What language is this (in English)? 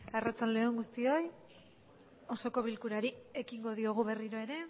Basque